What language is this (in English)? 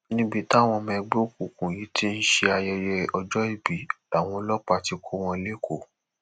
Yoruba